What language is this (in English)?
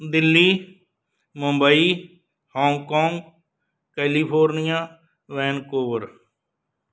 Punjabi